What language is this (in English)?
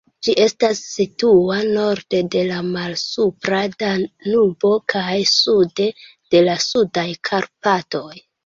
Esperanto